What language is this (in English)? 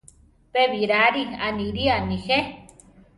Central Tarahumara